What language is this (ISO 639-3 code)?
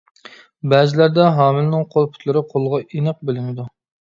uig